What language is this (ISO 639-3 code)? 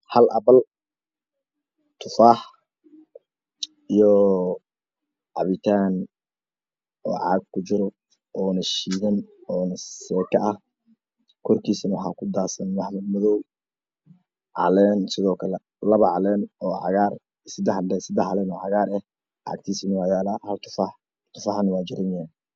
som